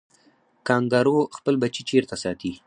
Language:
Pashto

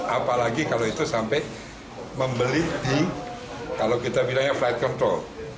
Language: Indonesian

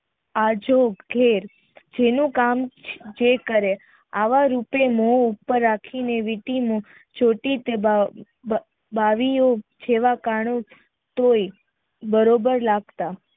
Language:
Gujarati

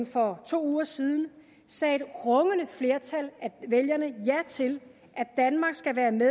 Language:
Danish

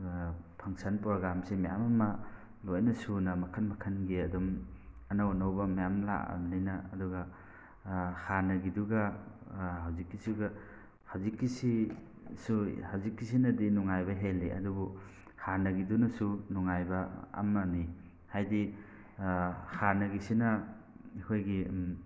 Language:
Manipuri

